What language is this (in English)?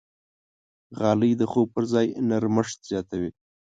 Pashto